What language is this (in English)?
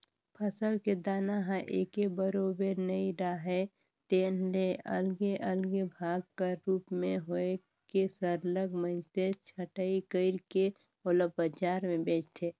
Chhattisgarhi